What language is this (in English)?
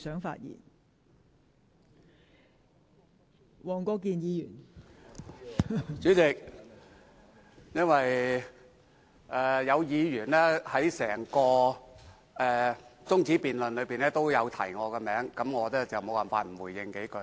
Cantonese